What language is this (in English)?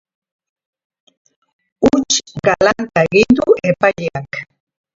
Basque